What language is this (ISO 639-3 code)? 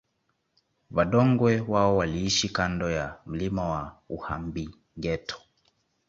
swa